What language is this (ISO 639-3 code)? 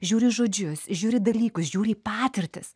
lit